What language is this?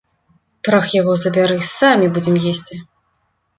Belarusian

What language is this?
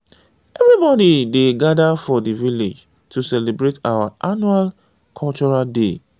Nigerian Pidgin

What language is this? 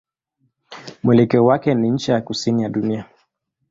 Swahili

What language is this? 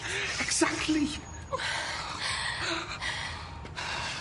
Welsh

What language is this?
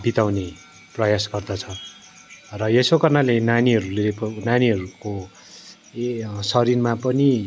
Nepali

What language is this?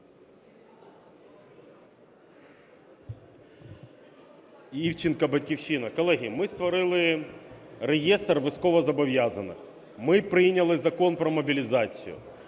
Ukrainian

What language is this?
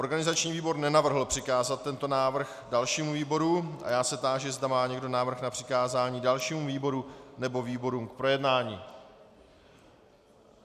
Czech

